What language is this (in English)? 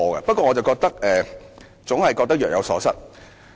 Cantonese